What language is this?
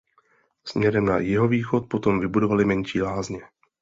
Czech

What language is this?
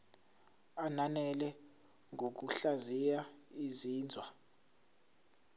Zulu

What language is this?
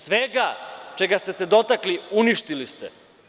Serbian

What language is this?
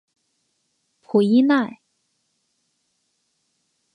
Chinese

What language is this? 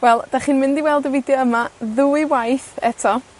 Welsh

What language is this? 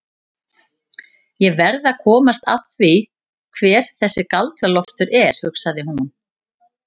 Icelandic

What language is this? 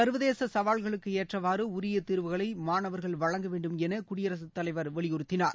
Tamil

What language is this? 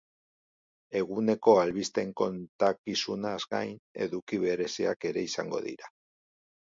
Basque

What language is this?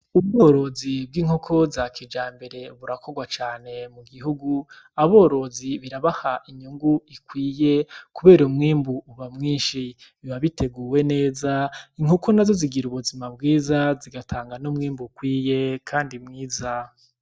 Rundi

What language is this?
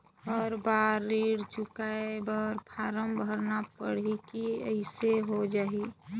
Chhattisgarhi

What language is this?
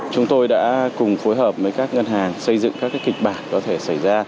Vietnamese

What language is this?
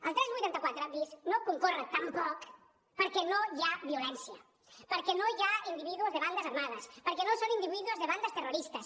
Catalan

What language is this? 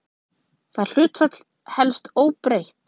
Icelandic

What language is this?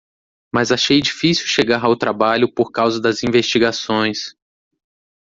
Portuguese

